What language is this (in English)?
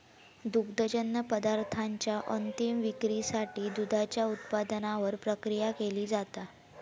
Marathi